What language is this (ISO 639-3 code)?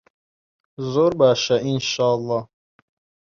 ckb